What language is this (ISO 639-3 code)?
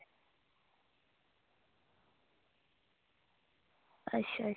doi